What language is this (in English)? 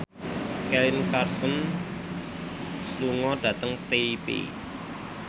Javanese